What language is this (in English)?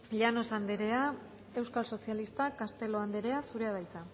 Basque